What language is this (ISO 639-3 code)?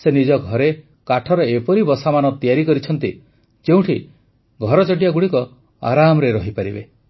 ori